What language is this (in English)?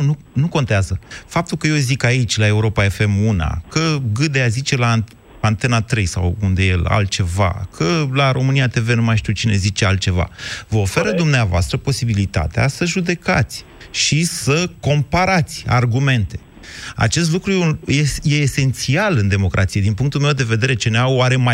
Romanian